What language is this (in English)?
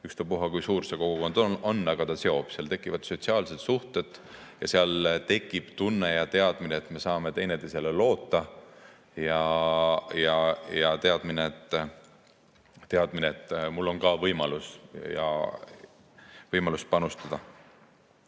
Estonian